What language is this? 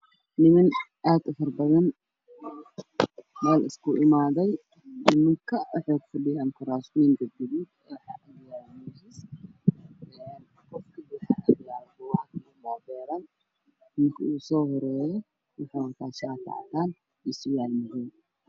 Somali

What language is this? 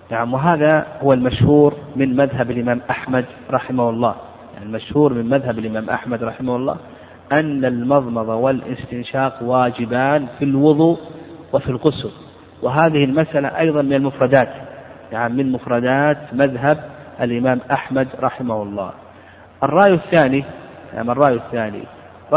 Arabic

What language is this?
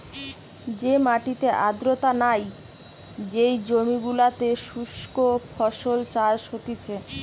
Bangla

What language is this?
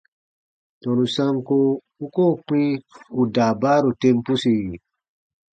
Baatonum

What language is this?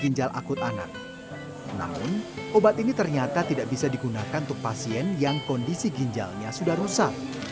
Indonesian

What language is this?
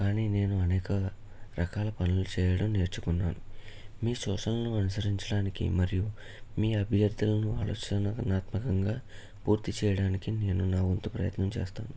Telugu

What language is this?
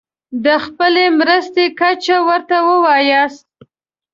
Pashto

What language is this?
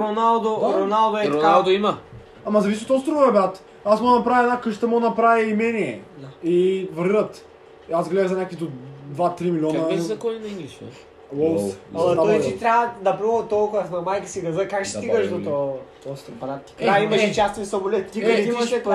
Bulgarian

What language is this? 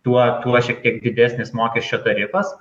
Lithuanian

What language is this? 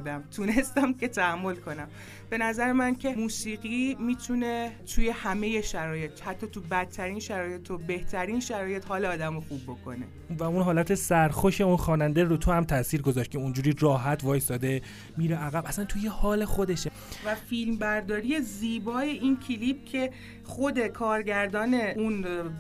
Persian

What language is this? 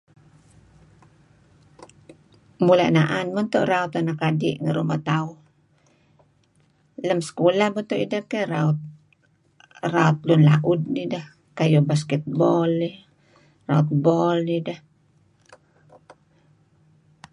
Kelabit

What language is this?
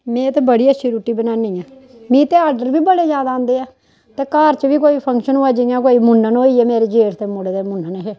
Dogri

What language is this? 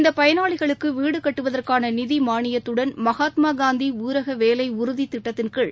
Tamil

